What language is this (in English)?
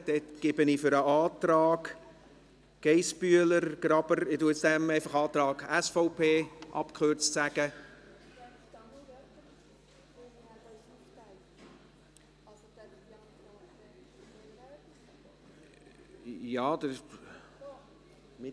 Swiss German